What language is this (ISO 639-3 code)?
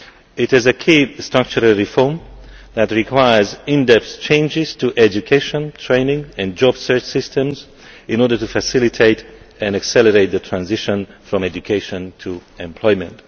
eng